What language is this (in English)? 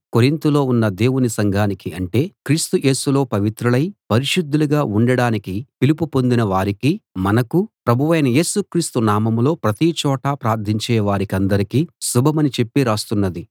Telugu